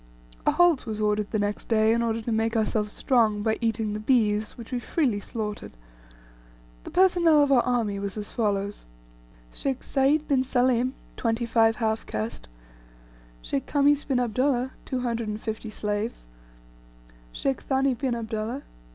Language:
English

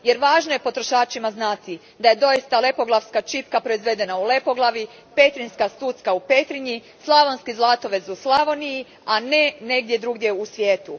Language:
Croatian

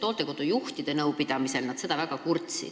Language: Estonian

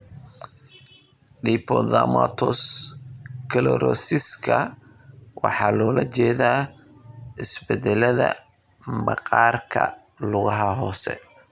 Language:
Somali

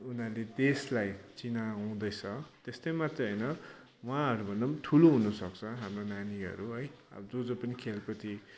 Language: Nepali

